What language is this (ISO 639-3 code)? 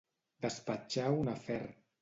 cat